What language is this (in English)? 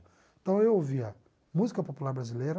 Portuguese